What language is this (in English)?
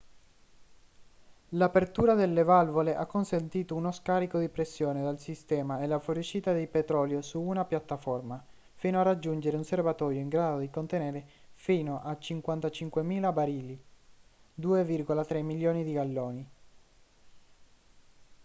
Italian